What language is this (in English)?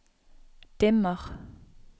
Norwegian